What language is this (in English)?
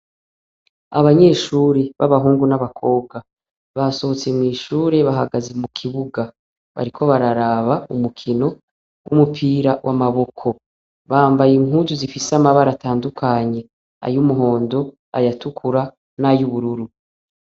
Rundi